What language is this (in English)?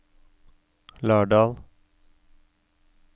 Norwegian